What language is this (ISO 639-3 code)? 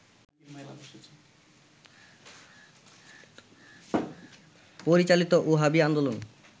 ben